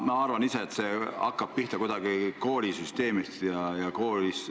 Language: Estonian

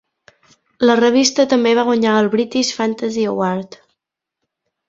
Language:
Catalan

